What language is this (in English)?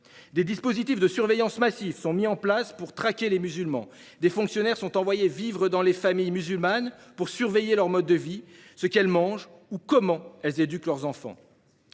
French